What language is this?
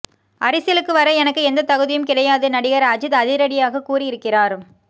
Tamil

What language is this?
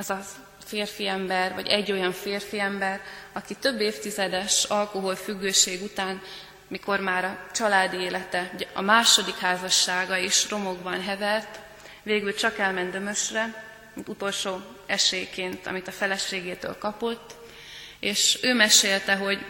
Hungarian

